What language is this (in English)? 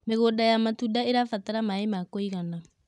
Kikuyu